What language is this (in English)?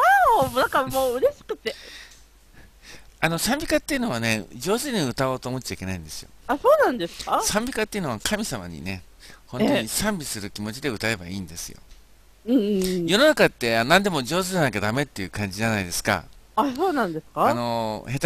Japanese